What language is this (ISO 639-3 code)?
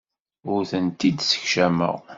kab